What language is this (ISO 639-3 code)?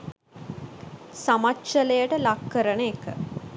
sin